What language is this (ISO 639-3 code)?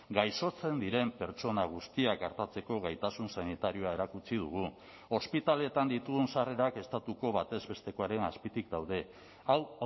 eus